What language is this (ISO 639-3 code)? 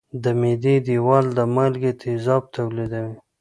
pus